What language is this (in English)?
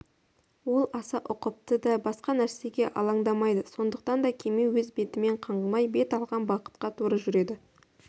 Kazakh